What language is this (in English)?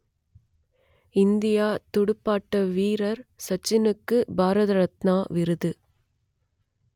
Tamil